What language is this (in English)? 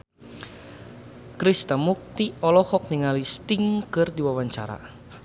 Sundanese